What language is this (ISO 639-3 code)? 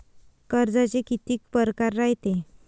mar